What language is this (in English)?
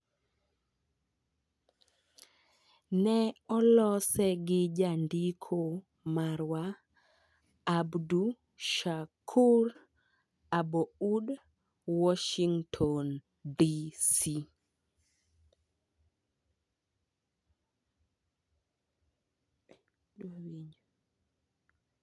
Luo (Kenya and Tanzania)